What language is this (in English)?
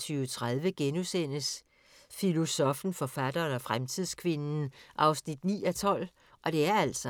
Danish